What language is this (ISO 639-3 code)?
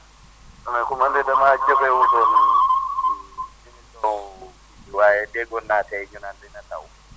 wol